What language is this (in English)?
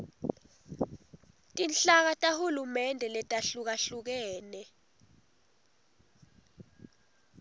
Swati